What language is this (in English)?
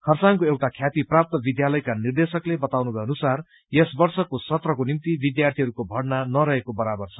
Nepali